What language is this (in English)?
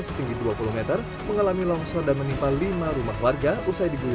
Indonesian